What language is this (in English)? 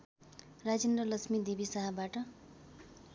Nepali